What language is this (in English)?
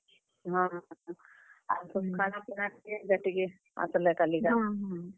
Odia